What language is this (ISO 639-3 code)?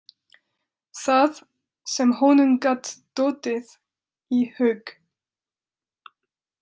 isl